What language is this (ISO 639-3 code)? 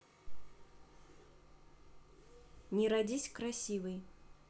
rus